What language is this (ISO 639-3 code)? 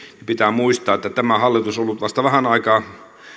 fin